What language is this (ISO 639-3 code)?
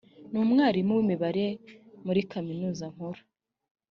kin